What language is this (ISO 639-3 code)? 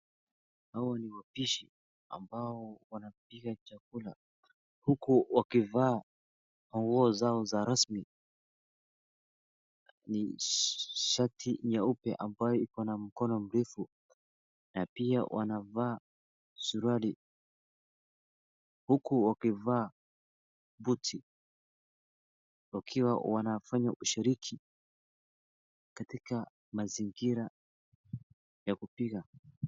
swa